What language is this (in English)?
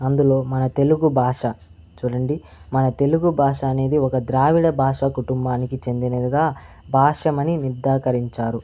Telugu